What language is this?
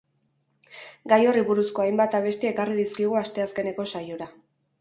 Basque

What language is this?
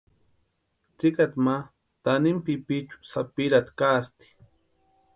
Western Highland Purepecha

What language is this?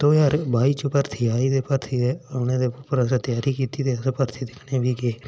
Dogri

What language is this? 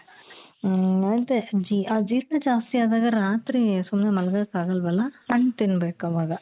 Kannada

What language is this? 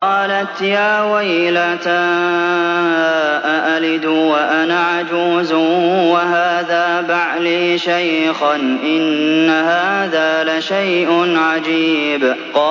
Arabic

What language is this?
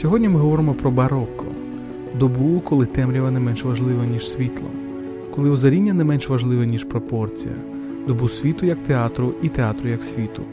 Ukrainian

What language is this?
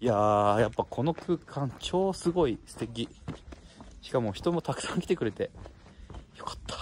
Japanese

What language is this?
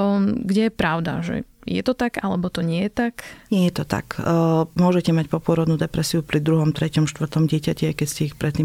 Slovak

